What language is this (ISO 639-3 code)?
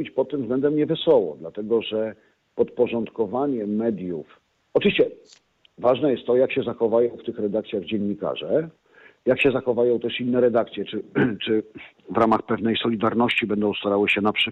pol